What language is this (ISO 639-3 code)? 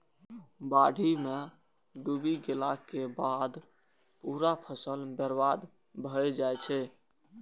mai